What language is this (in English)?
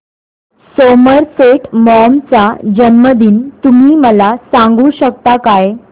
Marathi